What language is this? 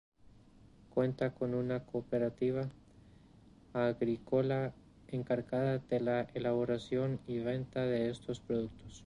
Spanish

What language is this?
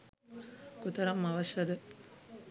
Sinhala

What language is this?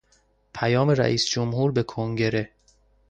Persian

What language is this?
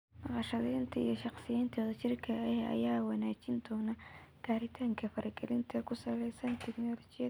Somali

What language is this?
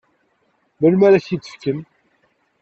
Kabyle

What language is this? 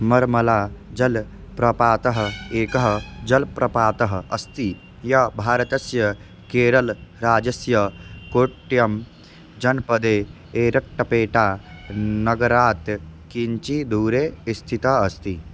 Sanskrit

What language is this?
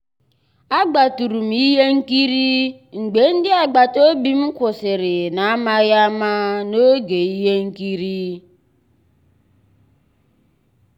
Igbo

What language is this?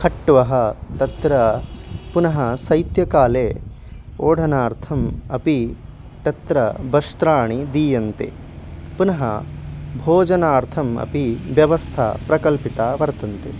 Sanskrit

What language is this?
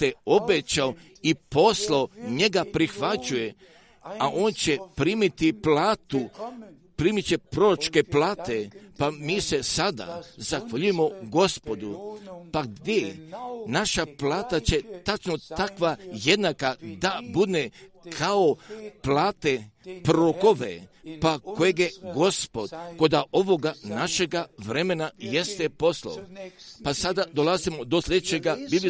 Croatian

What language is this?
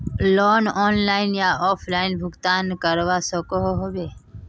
Magahi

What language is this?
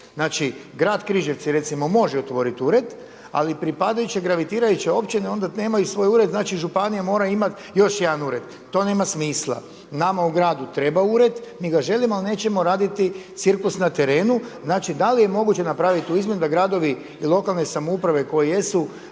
Croatian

